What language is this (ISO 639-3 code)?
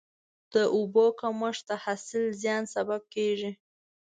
pus